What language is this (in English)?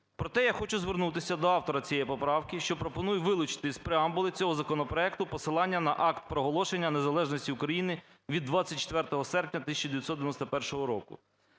Ukrainian